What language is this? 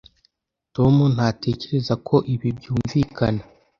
Kinyarwanda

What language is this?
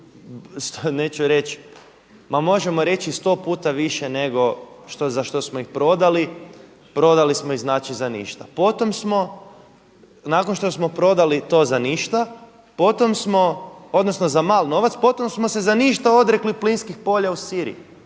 Croatian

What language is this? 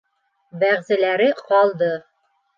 Bashkir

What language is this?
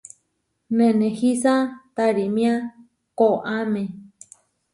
Huarijio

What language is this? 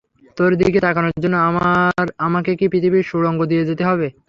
Bangla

